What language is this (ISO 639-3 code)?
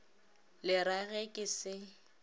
nso